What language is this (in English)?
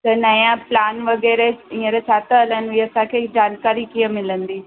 Sindhi